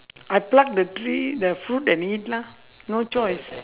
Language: English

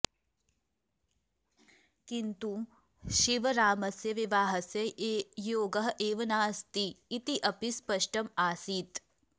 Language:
Sanskrit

